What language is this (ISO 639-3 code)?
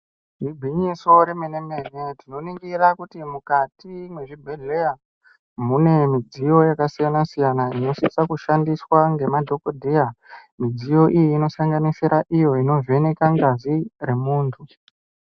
ndc